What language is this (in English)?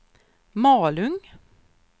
Swedish